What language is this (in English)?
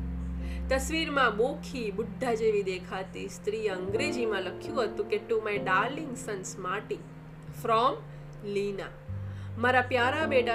Gujarati